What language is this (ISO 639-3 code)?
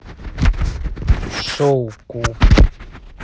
rus